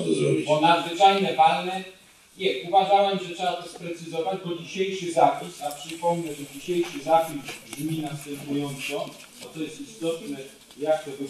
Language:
Polish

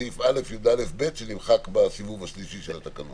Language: Hebrew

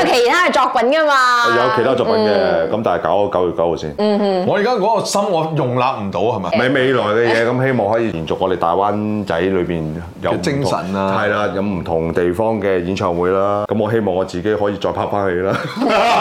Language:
Chinese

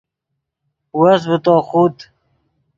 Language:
Yidgha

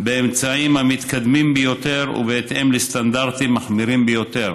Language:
Hebrew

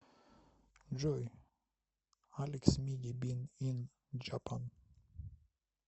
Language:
Russian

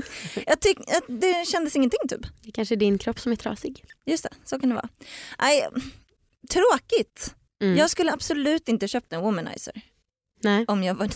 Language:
Swedish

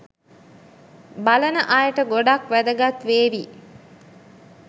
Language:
Sinhala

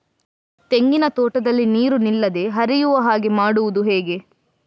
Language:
Kannada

